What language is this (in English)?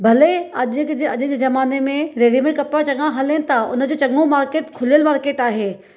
Sindhi